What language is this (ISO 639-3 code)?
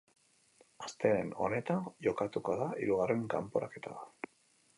eus